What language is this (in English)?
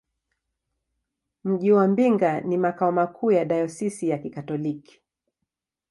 Swahili